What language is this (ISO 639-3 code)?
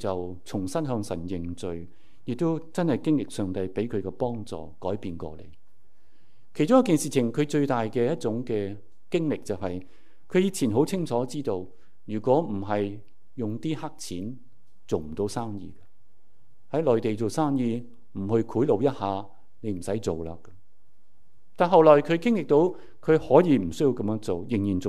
zho